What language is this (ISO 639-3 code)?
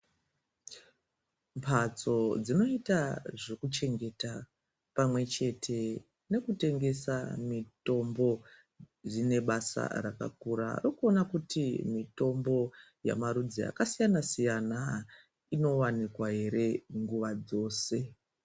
ndc